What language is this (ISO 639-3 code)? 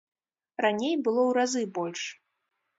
bel